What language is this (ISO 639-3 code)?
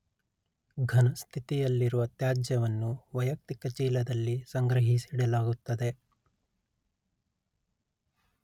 kan